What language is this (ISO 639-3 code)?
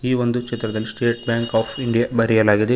kan